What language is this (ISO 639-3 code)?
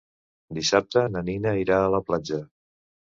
cat